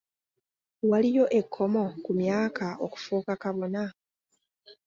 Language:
Ganda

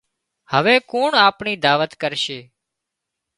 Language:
Wadiyara Koli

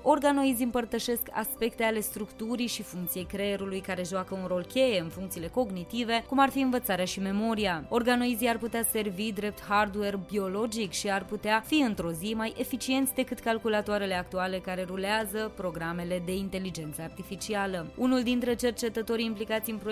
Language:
Romanian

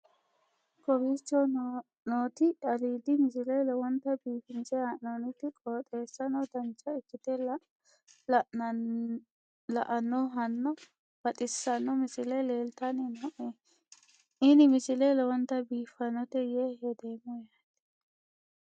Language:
Sidamo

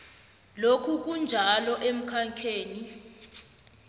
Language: South Ndebele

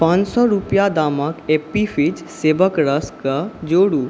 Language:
Maithili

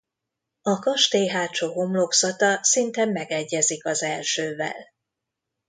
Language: Hungarian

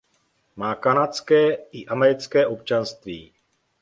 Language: Czech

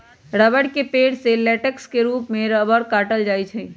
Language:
Magahi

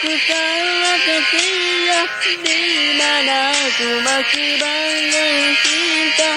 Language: Malay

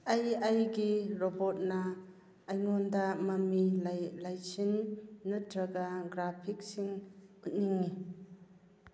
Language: Manipuri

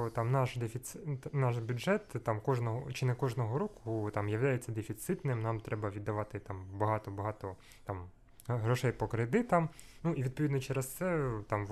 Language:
Ukrainian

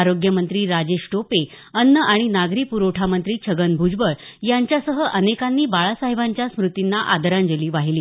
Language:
Marathi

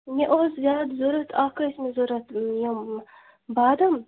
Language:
Kashmiri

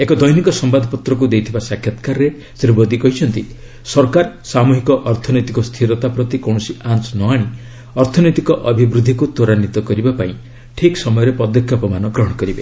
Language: Odia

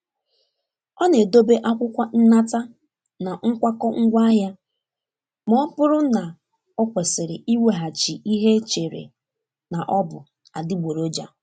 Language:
Igbo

